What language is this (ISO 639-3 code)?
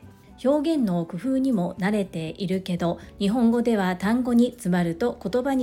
jpn